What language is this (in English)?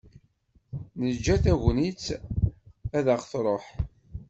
Kabyle